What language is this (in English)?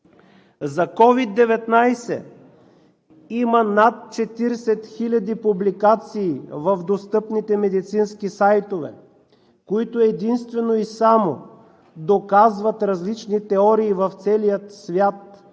Bulgarian